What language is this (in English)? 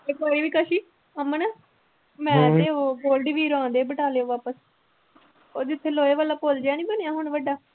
Punjabi